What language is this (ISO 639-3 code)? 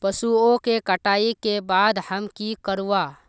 mag